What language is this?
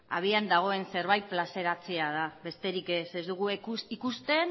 Basque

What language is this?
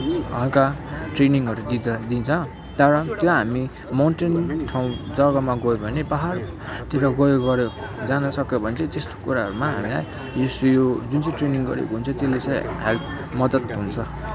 Nepali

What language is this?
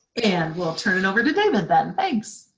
English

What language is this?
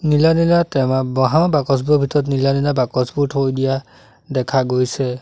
Assamese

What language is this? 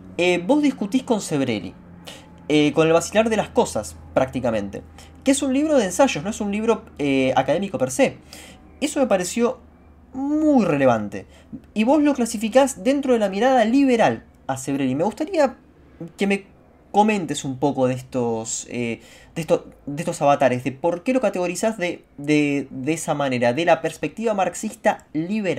Spanish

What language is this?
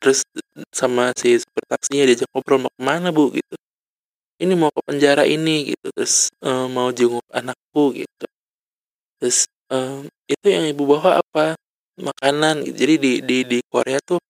Indonesian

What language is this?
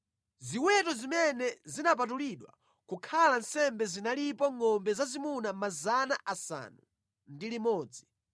Nyanja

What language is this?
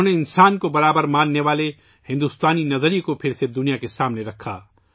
Urdu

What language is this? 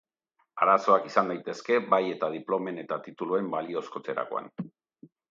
Basque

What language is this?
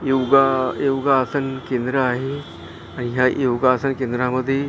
Marathi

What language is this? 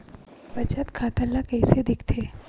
Chhattisgarhi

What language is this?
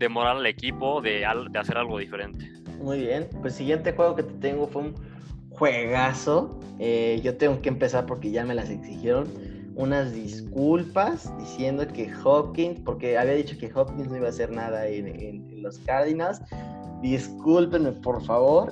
Spanish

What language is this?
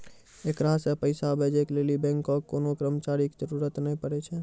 Maithili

